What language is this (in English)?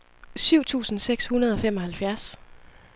Danish